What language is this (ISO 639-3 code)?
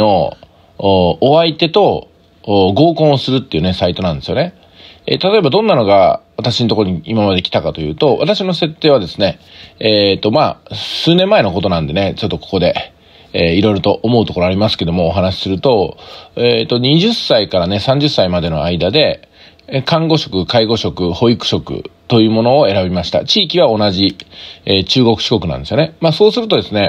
jpn